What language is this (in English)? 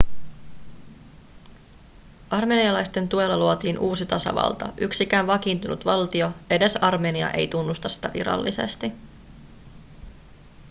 Finnish